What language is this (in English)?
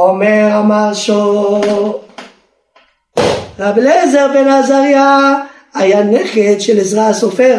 Hebrew